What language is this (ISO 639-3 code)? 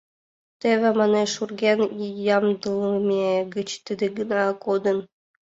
chm